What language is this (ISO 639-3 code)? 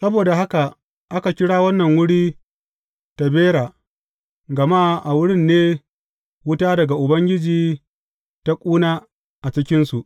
hau